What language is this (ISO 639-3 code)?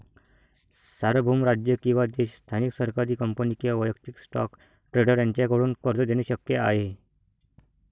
mar